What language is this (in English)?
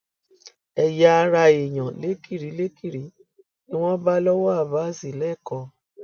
Yoruba